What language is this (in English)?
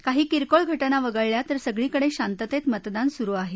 Marathi